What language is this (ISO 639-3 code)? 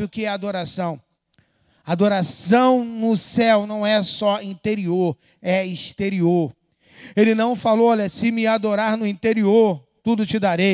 por